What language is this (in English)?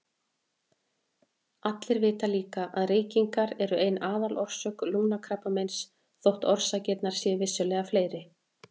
Icelandic